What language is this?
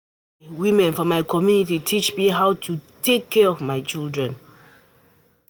Nigerian Pidgin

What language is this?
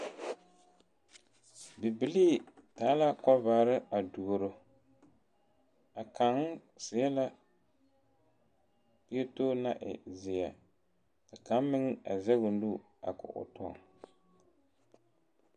Southern Dagaare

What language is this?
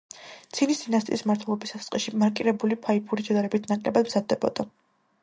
Georgian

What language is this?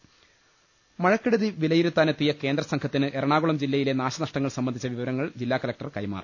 Malayalam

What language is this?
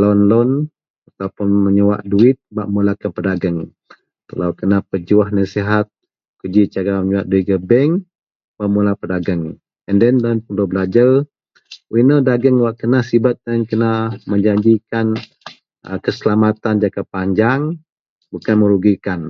Central Melanau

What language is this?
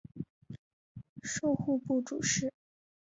Chinese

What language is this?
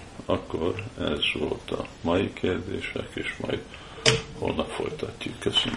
Hungarian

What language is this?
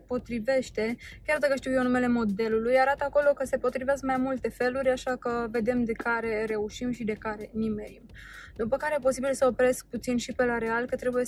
Romanian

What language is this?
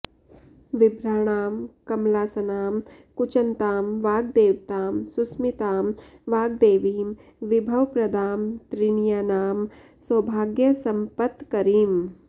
Sanskrit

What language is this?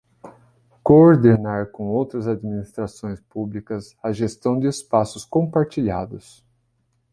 Portuguese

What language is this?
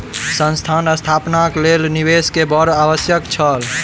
Maithili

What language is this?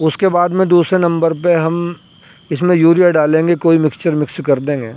Urdu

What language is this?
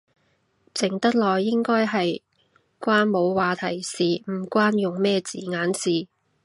Cantonese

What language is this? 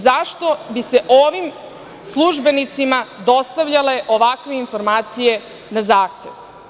Serbian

